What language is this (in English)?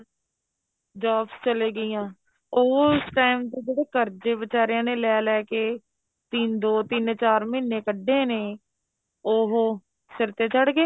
Punjabi